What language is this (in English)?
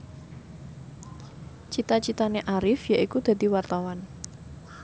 Javanese